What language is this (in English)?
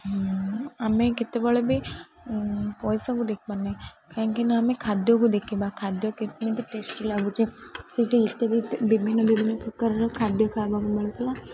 Odia